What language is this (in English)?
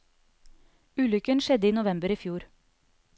Norwegian